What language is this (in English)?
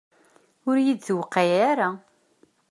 Kabyle